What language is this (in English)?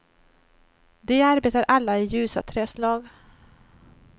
Swedish